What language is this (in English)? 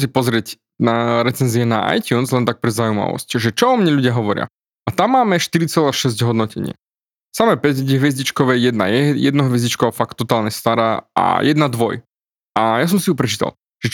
Slovak